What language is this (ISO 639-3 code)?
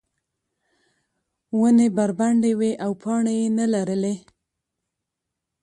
pus